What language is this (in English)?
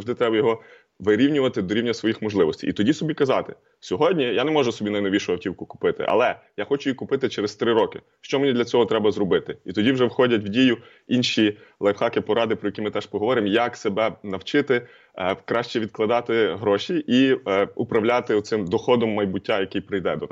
Ukrainian